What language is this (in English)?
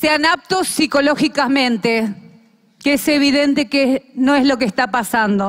Spanish